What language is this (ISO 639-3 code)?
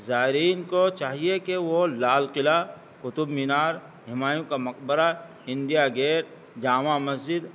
urd